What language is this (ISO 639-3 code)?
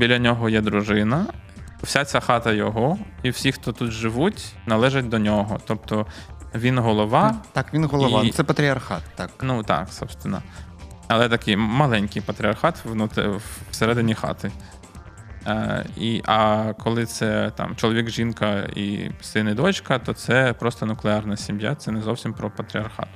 ukr